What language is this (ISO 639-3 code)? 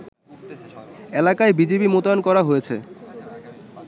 ben